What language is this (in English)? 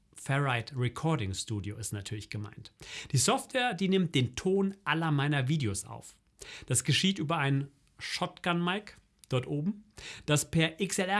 German